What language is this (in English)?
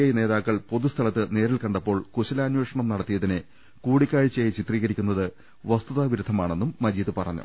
Malayalam